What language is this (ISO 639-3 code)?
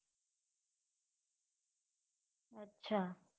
guj